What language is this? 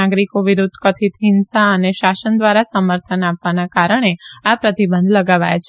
Gujarati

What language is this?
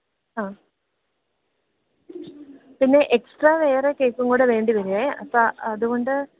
Malayalam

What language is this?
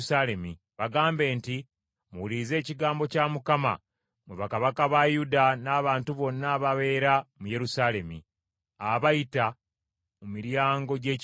Ganda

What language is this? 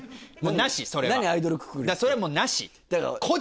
Japanese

